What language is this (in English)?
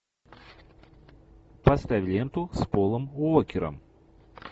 Russian